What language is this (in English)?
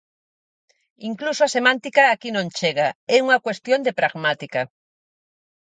Galician